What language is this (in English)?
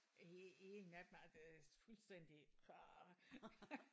Danish